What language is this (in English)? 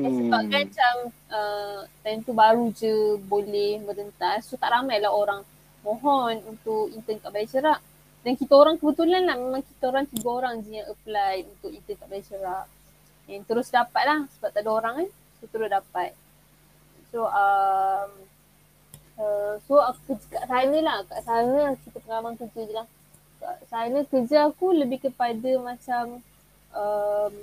Malay